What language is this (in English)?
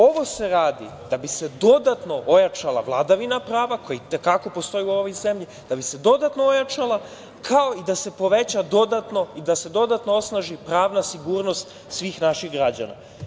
Serbian